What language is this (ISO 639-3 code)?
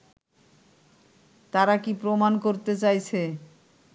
ben